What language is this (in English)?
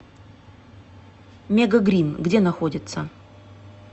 Russian